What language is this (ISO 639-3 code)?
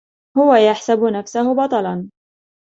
ara